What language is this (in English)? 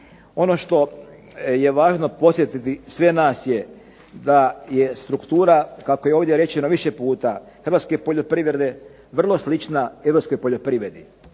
Croatian